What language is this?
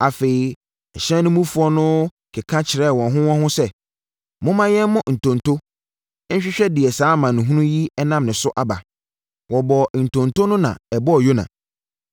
Akan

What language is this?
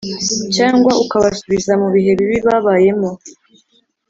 Kinyarwanda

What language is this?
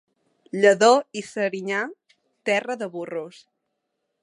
Catalan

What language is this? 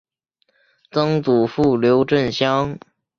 Chinese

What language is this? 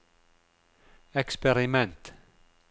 Norwegian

